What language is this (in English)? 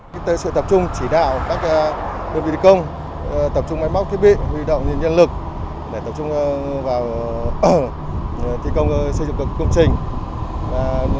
Vietnamese